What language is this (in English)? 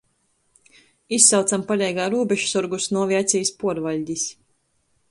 Latgalian